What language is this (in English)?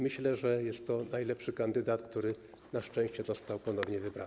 Polish